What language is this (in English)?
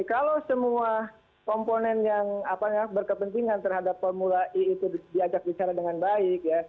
Indonesian